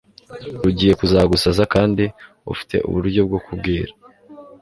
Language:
Kinyarwanda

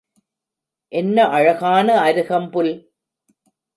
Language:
Tamil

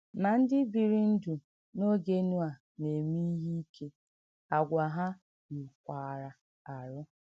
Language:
Igbo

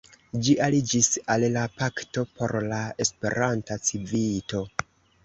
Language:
Esperanto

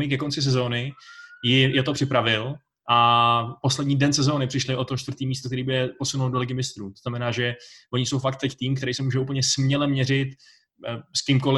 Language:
Czech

